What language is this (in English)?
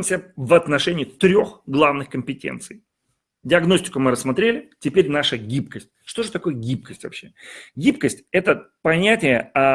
Russian